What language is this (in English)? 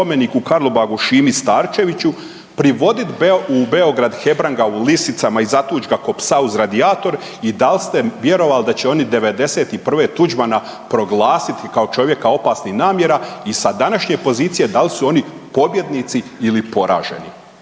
Croatian